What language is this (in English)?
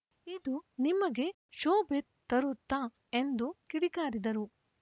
Kannada